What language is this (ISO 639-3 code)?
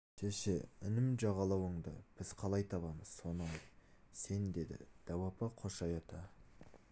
kaz